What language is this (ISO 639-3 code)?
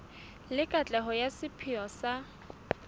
sot